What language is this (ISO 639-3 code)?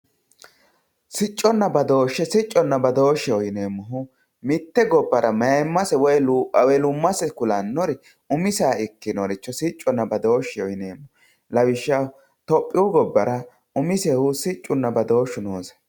sid